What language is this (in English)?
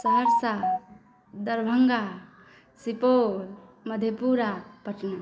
Maithili